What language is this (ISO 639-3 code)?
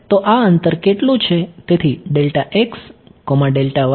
guj